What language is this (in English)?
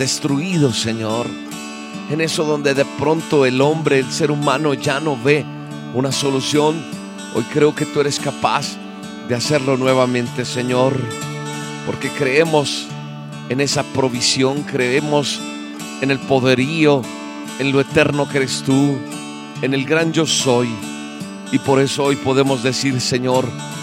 Spanish